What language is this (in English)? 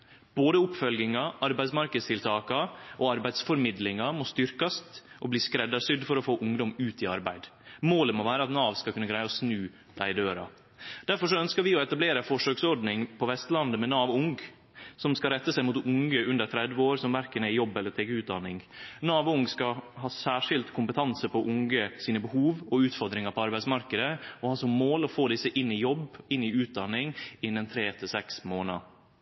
Norwegian Nynorsk